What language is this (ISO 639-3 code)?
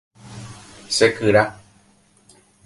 grn